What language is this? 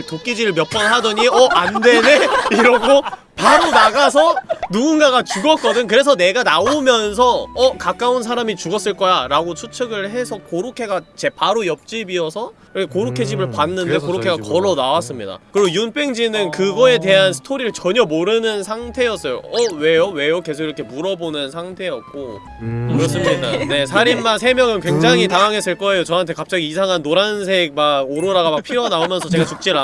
Korean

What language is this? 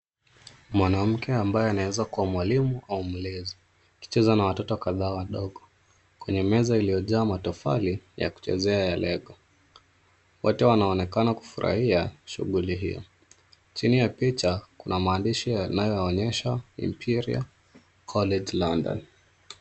Swahili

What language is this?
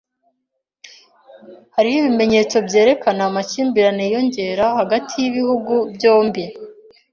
Kinyarwanda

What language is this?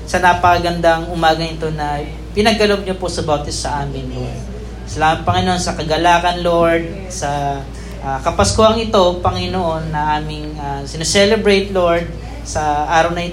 Filipino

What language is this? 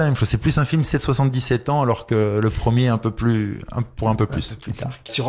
French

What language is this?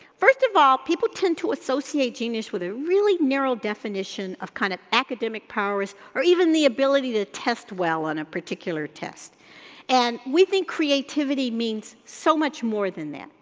English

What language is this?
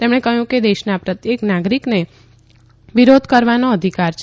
Gujarati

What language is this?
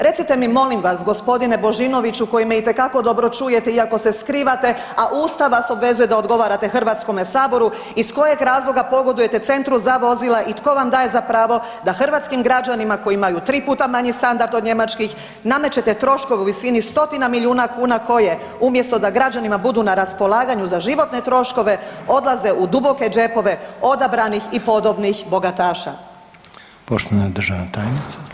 Croatian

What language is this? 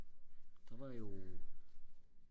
Danish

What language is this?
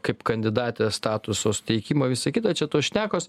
Lithuanian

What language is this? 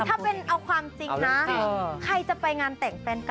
Thai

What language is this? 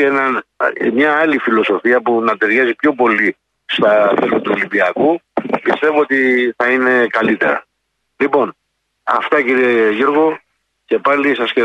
Greek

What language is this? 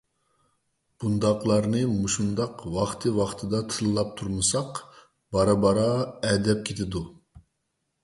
Uyghur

